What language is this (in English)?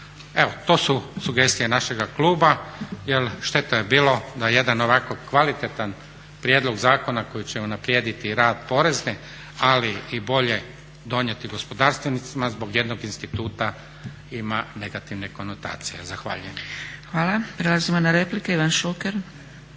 Croatian